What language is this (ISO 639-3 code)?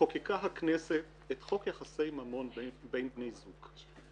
heb